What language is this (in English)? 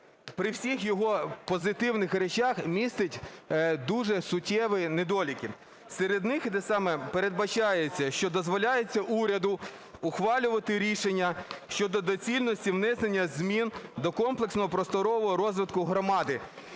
Ukrainian